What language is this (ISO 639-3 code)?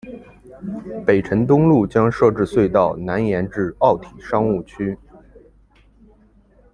zho